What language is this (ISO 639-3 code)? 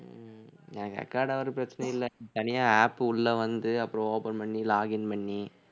tam